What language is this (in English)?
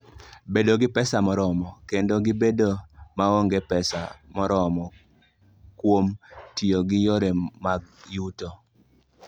Luo (Kenya and Tanzania)